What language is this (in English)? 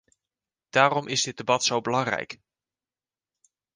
Dutch